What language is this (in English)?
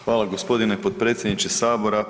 Croatian